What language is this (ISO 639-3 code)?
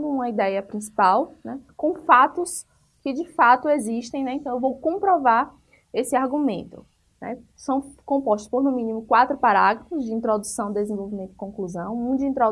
por